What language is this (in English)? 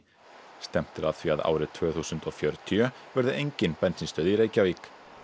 Icelandic